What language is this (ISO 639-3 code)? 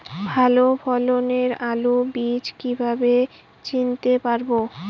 ben